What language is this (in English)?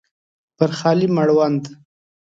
Pashto